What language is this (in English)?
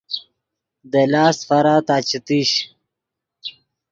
Yidgha